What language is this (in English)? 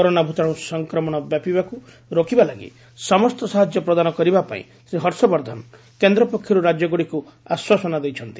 Odia